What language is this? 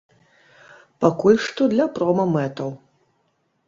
Belarusian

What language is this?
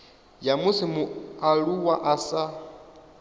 Venda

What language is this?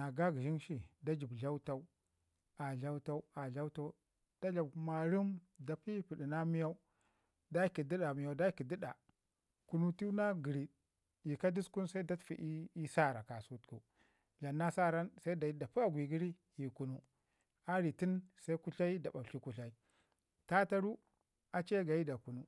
Ngizim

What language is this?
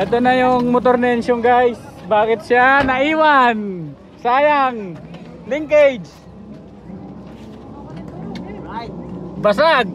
Filipino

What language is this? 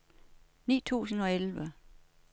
Danish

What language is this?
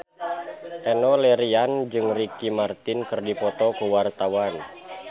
Sundanese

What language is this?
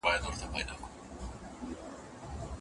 Pashto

